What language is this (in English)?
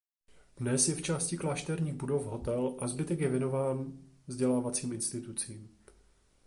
Czech